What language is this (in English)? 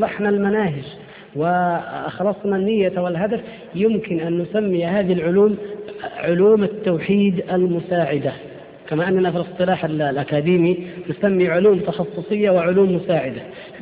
Arabic